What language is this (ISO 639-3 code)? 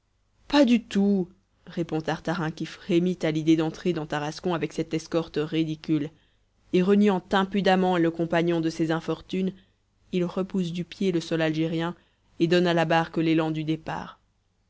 fra